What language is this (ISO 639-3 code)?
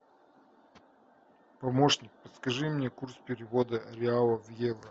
rus